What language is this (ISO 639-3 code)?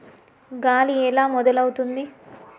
tel